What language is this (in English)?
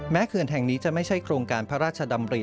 Thai